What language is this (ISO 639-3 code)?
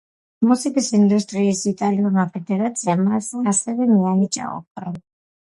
kat